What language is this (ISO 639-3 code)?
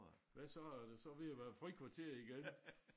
dan